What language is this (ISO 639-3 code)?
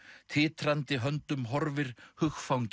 isl